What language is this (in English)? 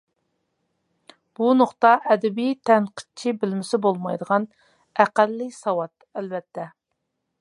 Uyghur